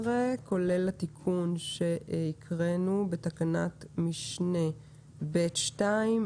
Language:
Hebrew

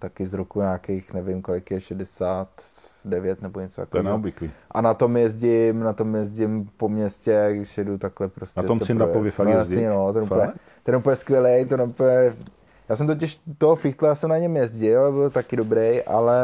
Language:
Czech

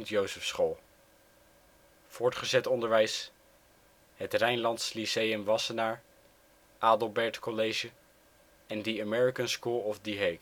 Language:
Dutch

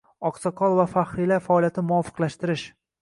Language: Uzbek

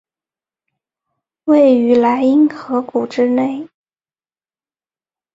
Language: Chinese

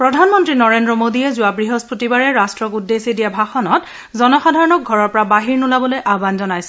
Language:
Assamese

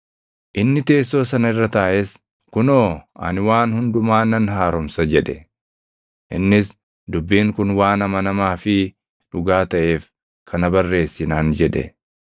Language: Oromo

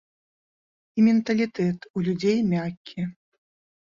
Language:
Belarusian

